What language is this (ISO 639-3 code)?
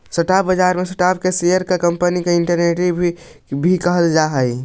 mag